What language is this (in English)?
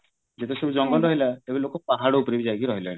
Odia